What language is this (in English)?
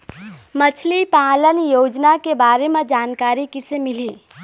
Chhattisgarhi